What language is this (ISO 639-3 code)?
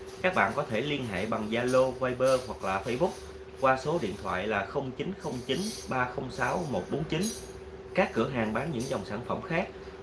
vie